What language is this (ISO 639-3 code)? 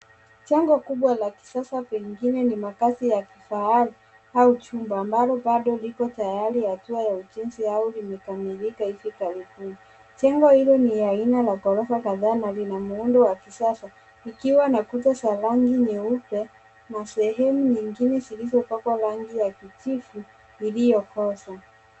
swa